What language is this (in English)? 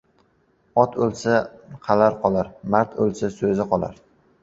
Uzbek